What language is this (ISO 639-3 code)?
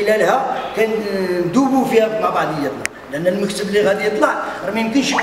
ara